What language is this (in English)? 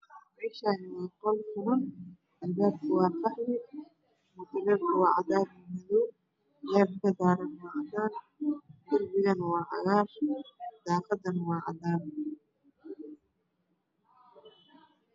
Somali